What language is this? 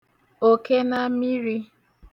Igbo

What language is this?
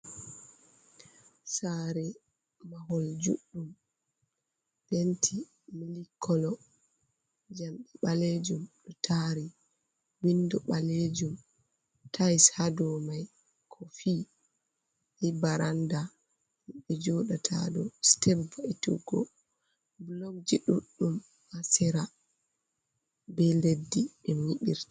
Fula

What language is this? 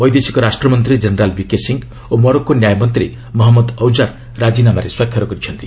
Odia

